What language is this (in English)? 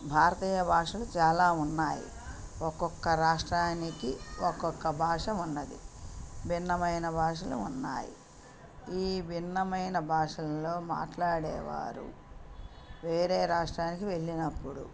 Telugu